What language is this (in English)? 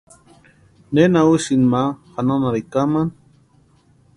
Western Highland Purepecha